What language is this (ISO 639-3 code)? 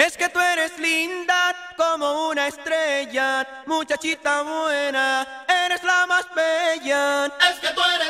ron